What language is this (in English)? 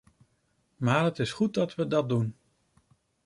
Dutch